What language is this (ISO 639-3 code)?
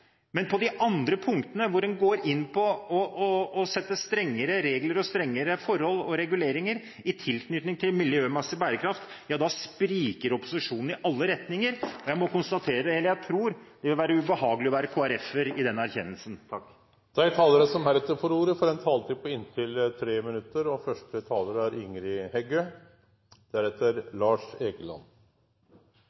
nor